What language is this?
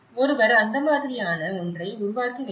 Tamil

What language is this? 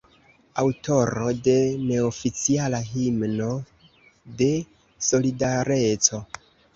Esperanto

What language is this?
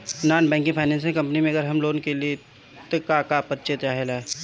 Bhojpuri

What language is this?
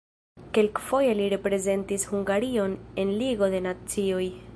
Esperanto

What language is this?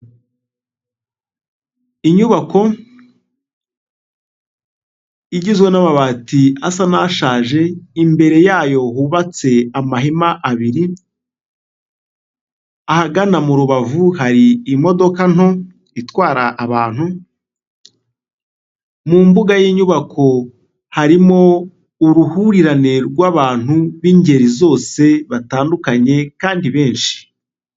Kinyarwanda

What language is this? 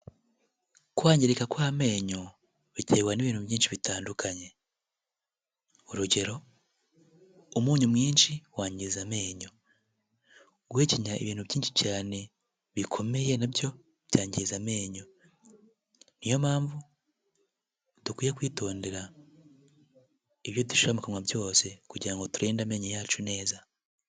Kinyarwanda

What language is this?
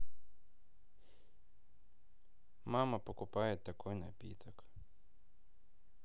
Russian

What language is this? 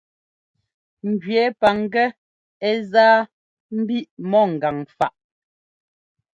Ngomba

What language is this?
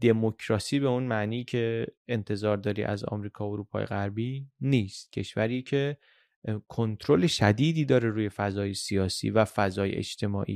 Persian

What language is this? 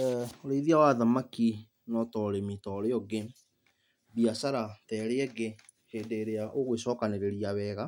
Kikuyu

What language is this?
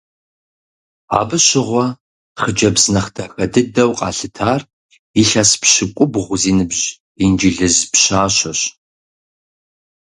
Kabardian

